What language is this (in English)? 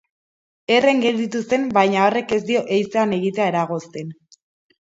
Basque